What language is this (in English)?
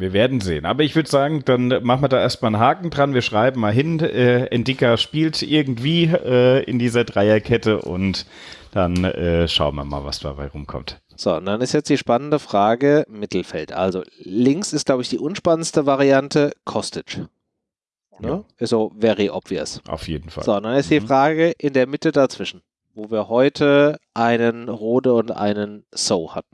German